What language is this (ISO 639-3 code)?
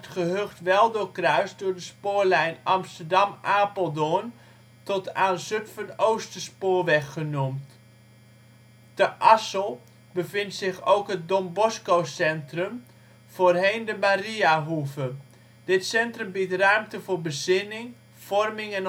nld